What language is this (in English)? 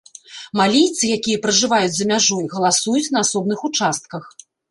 Belarusian